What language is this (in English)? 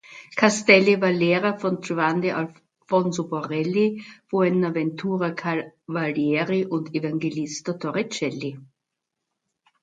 German